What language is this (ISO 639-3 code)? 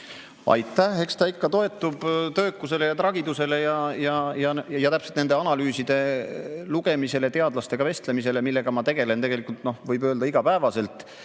est